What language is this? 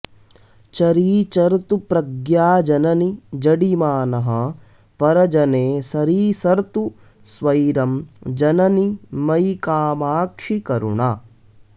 Sanskrit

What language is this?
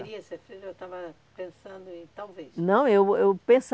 Portuguese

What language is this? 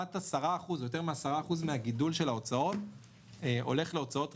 Hebrew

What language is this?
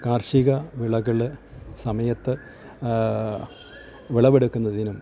Malayalam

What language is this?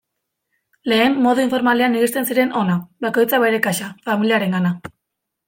Basque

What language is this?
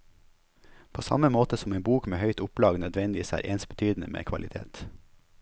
Norwegian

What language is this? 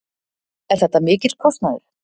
Icelandic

